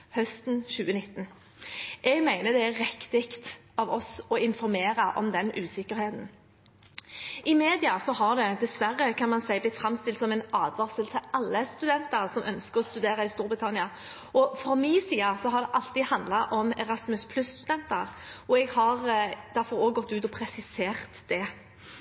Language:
Norwegian Bokmål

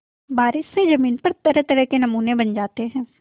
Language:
Hindi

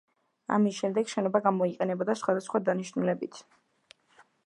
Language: Georgian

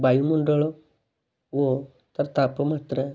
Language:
Odia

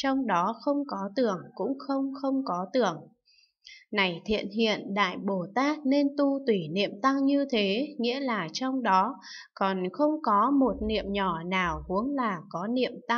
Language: Vietnamese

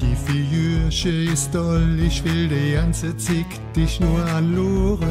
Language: German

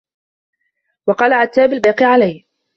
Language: Arabic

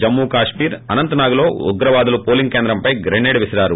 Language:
Telugu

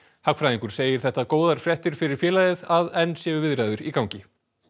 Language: Icelandic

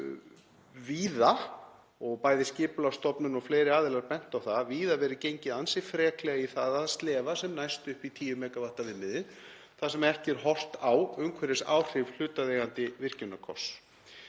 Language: Icelandic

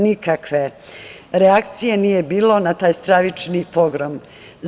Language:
Serbian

